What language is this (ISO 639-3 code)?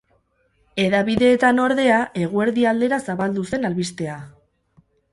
eus